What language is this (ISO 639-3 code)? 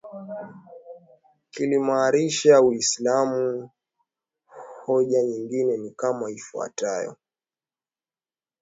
swa